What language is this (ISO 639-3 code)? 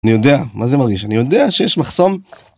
heb